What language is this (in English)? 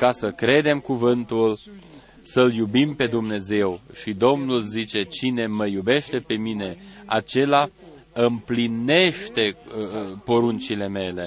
Romanian